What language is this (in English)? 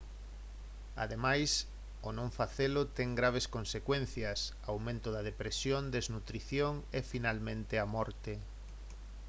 Galician